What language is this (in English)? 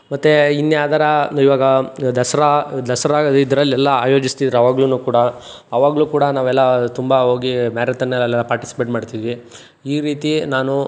Kannada